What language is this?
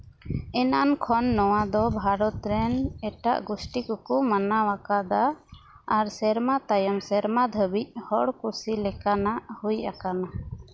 Santali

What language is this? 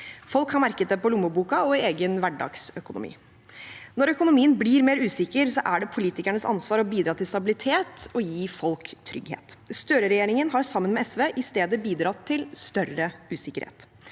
Norwegian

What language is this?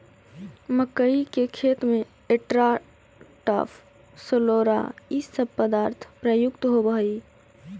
Magahi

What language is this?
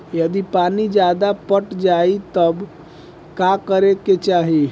Bhojpuri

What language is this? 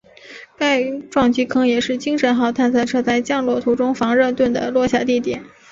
Chinese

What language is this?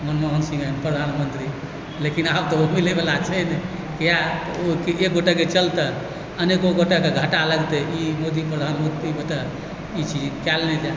Maithili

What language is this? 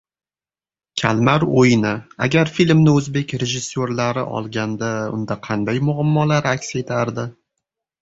Uzbek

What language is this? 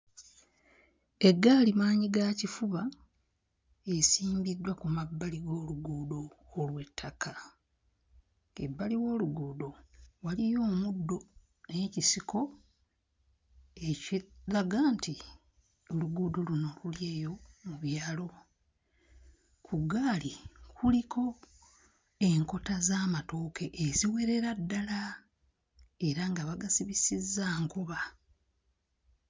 Ganda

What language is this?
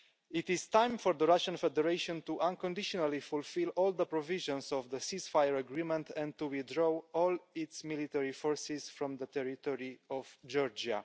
English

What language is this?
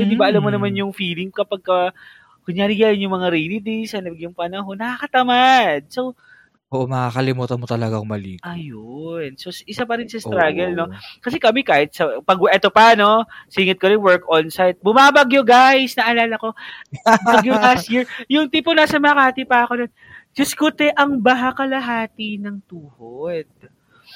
Filipino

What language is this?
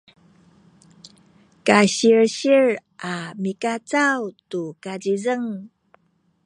Sakizaya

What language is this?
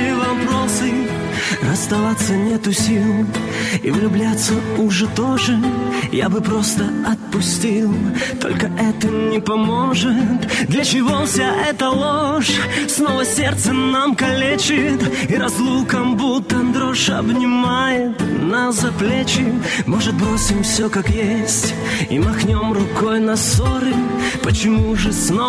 Russian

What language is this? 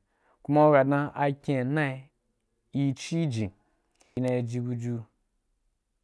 Wapan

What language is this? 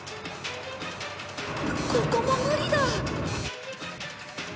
Japanese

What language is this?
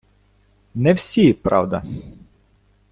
Ukrainian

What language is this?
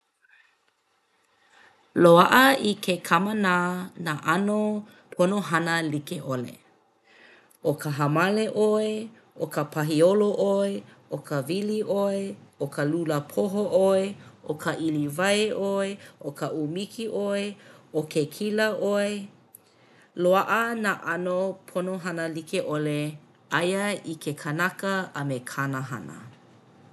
Hawaiian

